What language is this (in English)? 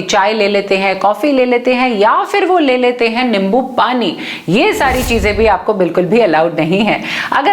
Hindi